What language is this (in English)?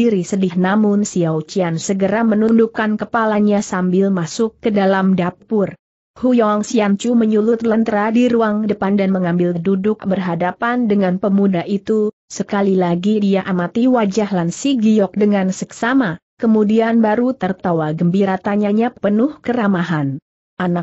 Indonesian